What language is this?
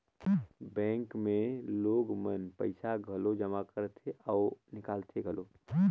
Chhattisgarhi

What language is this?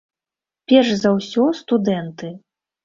Belarusian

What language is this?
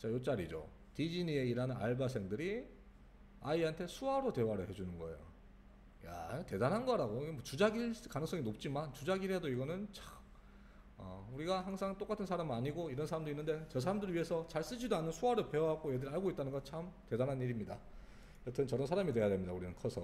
Korean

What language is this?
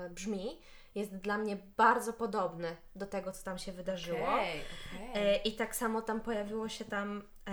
Polish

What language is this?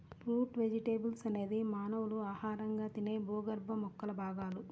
Telugu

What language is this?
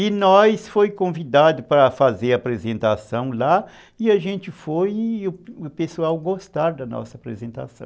Portuguese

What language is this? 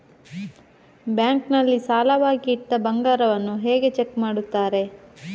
Kannada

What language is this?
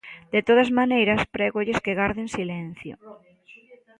Galician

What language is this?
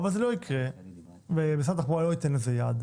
Hebrew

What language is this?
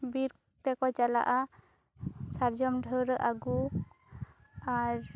Santali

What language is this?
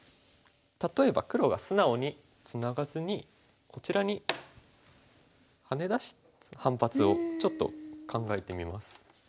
Japanese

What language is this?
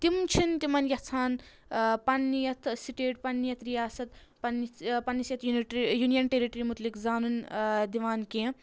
Kashmiri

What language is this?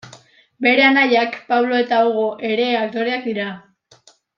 Basque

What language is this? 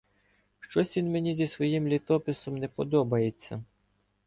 Ukrainian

